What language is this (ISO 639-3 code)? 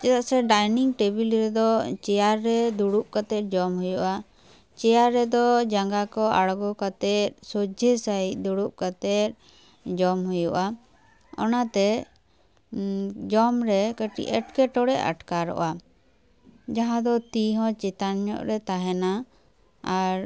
sat